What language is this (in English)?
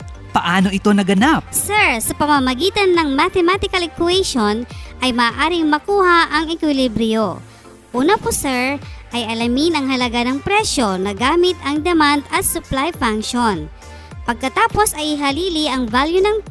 Filipino